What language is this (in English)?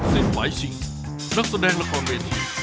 Thai